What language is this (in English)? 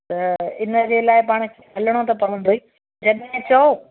Sindhi